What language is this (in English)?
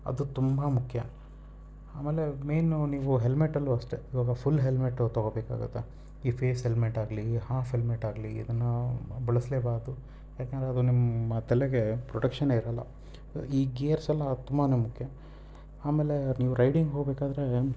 Kannada